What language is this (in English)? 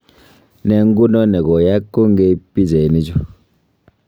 Kalenjin